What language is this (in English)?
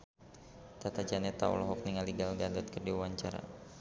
Sundanese